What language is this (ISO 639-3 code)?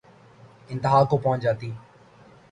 urd